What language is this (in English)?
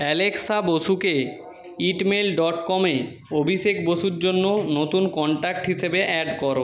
Bangla